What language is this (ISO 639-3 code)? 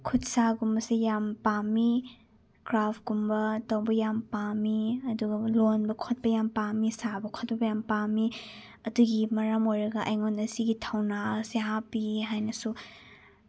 mni